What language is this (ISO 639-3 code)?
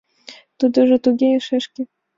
chm